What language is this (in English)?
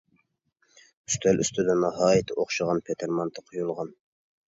Uyghur